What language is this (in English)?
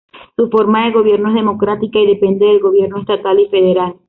Spanish